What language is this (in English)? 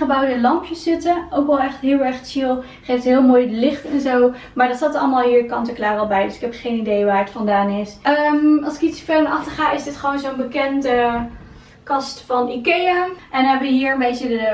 Dutch